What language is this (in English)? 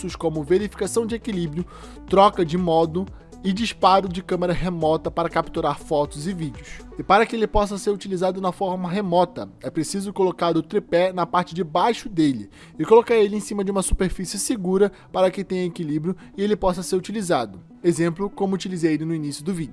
Portuguese